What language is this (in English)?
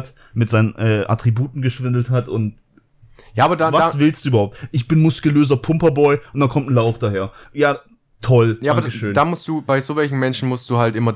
German